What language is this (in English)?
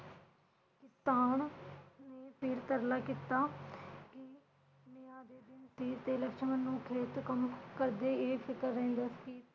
Punjabi